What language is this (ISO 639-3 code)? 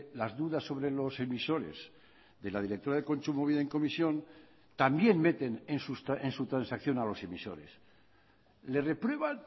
spa